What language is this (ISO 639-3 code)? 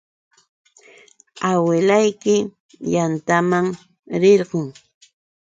qux